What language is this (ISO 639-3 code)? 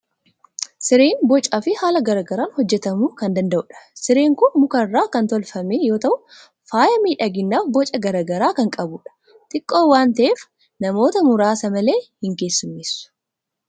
orm